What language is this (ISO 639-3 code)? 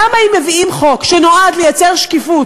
heb